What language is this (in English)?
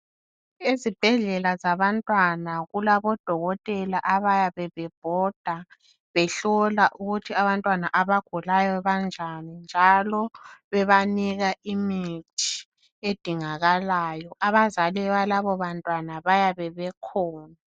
North Ndebele